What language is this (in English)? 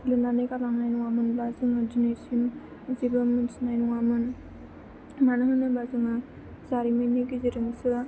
Bodo